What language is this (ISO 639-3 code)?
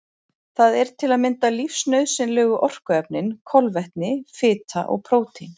isl